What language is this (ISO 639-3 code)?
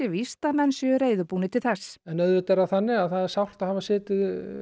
isl